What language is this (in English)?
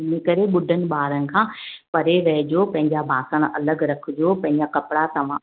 Sindhi